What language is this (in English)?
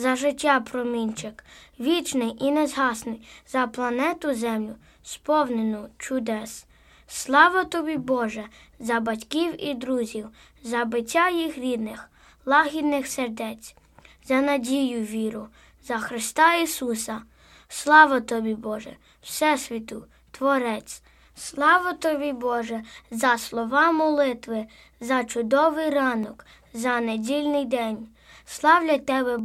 Ukrainian